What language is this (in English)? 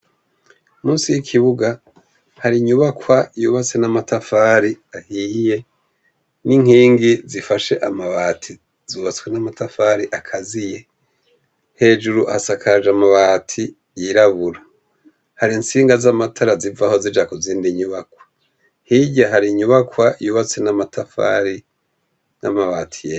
Rundi